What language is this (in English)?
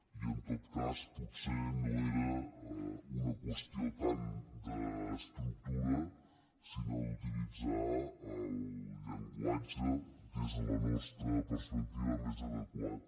Catalan